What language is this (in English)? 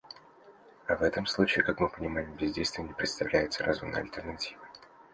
Russian